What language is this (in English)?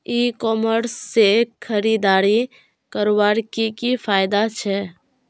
Magahi